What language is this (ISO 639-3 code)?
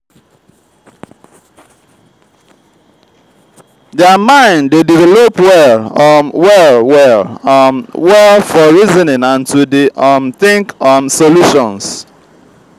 pcm